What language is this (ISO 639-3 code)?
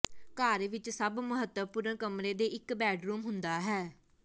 pan